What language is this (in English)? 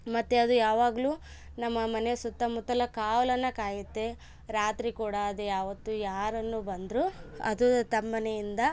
Kannada